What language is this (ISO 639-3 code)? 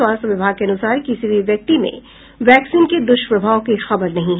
hin